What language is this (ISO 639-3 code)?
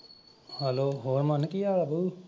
pan